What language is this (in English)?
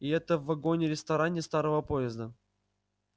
Russian